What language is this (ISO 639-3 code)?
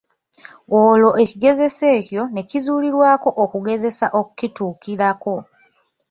lug